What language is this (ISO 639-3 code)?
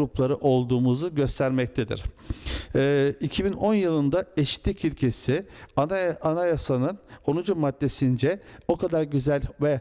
tur